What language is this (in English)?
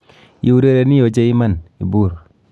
Kalenjin